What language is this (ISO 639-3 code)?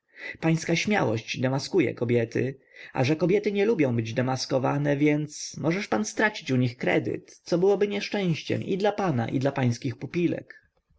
pol